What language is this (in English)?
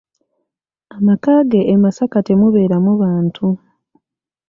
Ganda